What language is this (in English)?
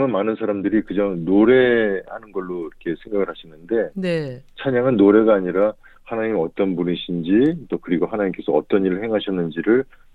Korean